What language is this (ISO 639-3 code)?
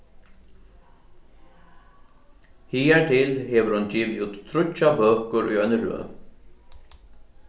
fao